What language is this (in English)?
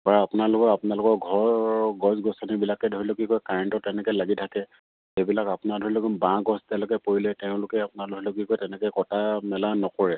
Assamese